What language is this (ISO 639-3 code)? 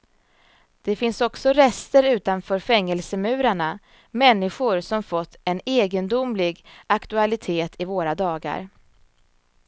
swe